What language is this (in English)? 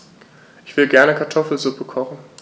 German